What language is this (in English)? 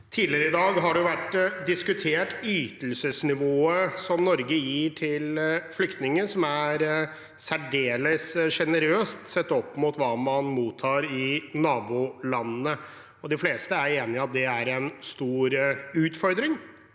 Norwegian